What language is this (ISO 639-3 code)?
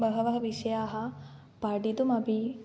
san